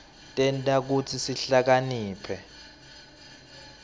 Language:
Swati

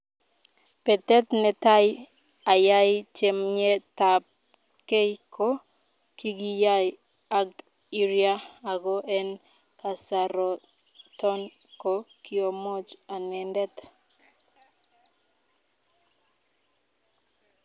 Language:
Kalenjin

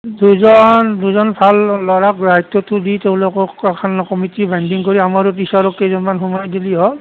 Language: Assamese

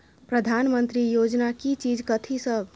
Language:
Maithili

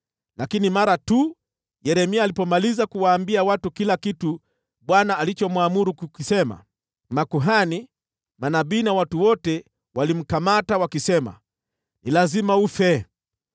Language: Swahili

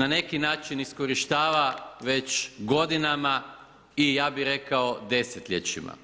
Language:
Croatian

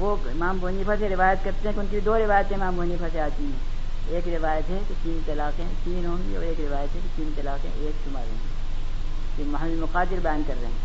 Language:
Urdu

